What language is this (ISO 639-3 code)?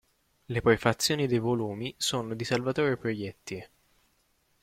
ita